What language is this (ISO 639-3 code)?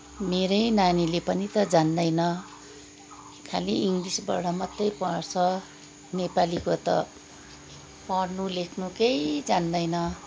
nep